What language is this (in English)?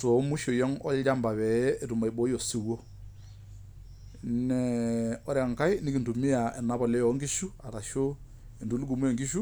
Masai